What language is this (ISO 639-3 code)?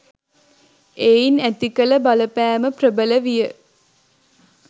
sin